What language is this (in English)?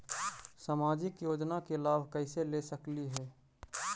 Magahi